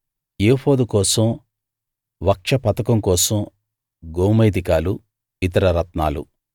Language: Telugu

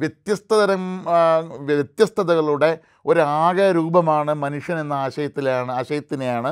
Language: Malayalam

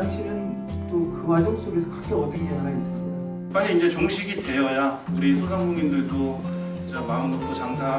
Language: Korean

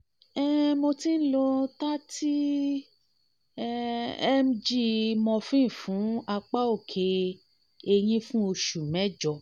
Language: Yoruba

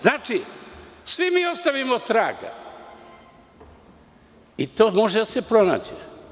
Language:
Serbian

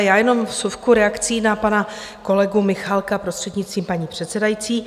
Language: Czech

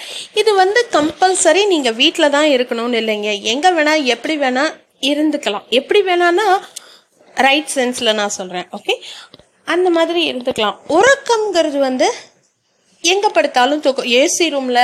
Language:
Tamil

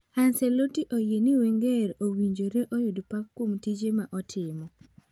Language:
Luo (Kenya and Tanzania)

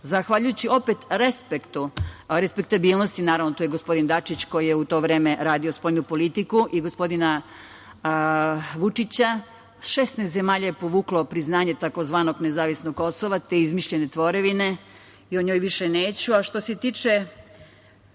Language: Serbian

